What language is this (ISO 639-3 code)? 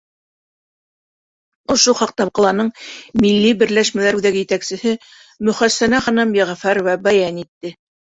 bak